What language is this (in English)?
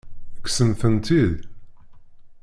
Kabyle